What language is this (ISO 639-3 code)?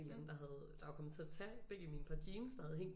dan